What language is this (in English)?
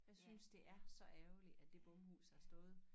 Danish